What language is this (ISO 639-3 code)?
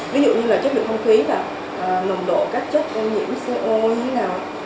vie